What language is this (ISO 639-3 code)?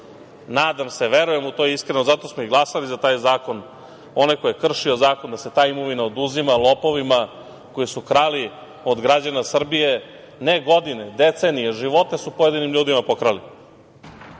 srp